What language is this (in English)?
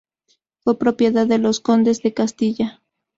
Spanish